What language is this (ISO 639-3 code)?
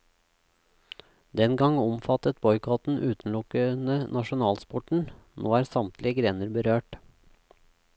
nor